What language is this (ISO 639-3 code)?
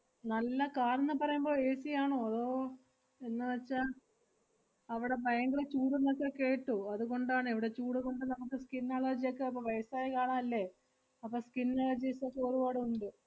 mal